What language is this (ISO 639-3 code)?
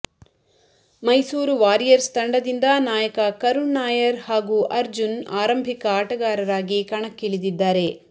kan